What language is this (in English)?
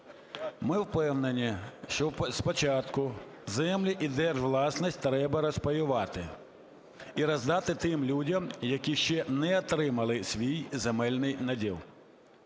Ukrainian